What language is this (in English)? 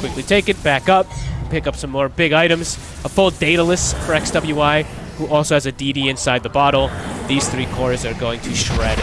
English